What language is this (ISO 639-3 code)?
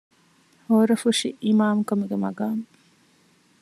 div